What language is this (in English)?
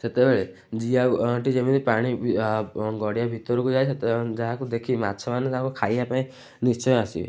Odia